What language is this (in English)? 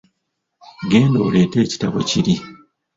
Ganda